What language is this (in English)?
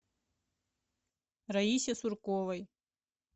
Russian